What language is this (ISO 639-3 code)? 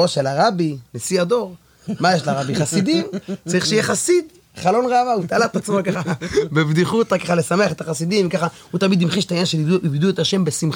heb